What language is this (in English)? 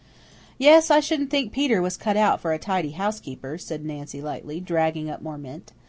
English